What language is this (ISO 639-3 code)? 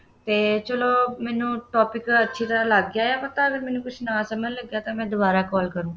pan